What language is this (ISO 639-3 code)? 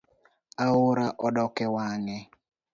luo